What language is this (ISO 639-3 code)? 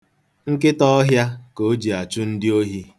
ibo